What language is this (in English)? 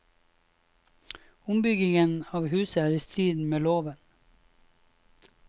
Norwegian